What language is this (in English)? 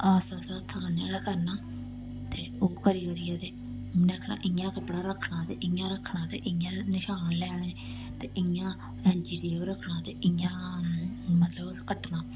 Dogri